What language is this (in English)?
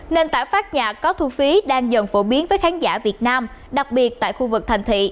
Vietnamese